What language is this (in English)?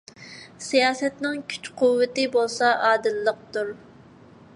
Uyghur